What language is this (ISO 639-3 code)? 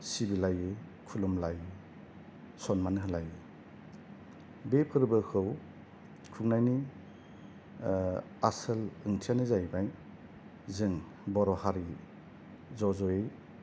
brx